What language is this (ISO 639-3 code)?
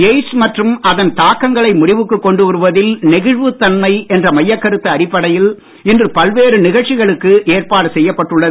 tam